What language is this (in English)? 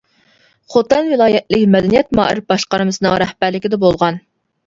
Uyghur